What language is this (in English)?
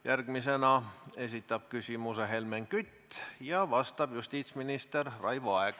Estonian